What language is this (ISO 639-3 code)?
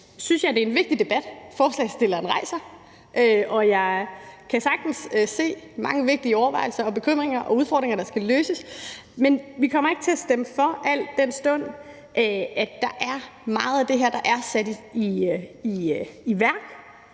dan